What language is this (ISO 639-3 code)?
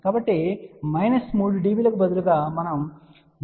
tel